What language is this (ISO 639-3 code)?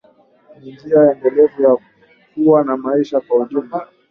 swa